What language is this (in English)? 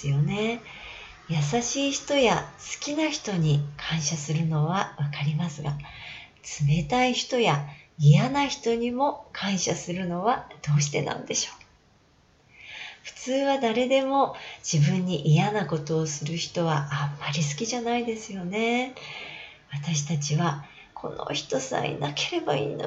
Japanese